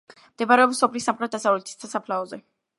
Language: Georgian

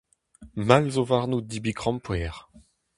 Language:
Breton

